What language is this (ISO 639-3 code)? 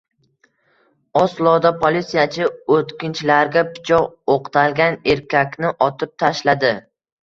uzb